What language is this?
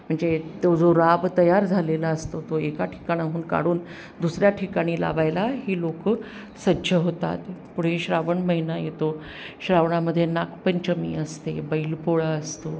Marathi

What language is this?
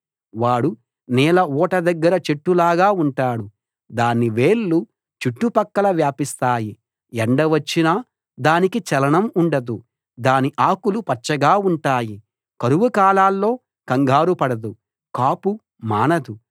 Telugu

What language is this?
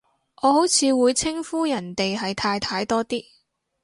Cantonese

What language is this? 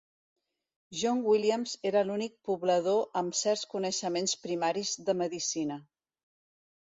Catalan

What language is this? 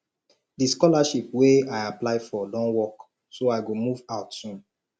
Nigerian Pidgin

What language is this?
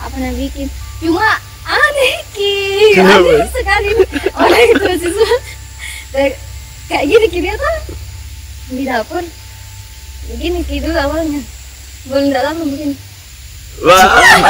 Indonesian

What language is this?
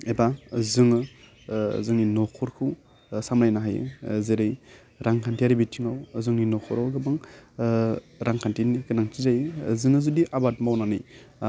Bodo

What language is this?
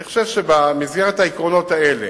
Hebrew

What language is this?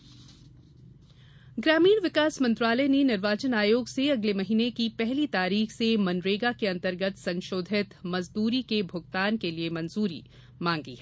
Hindi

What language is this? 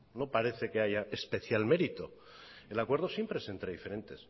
Spanish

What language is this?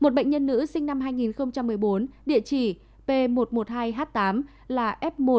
Vietnamese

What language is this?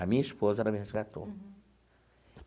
Portuguese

